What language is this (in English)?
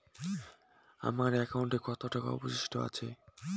Bangla